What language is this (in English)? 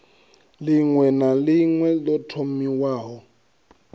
Venda